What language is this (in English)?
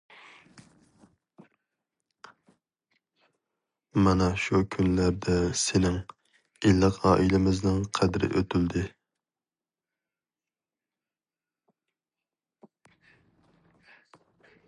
Uyghur